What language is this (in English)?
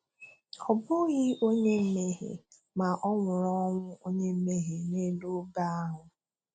Igbo